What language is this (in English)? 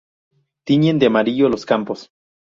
Spanish